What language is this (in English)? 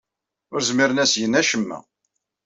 Kabyle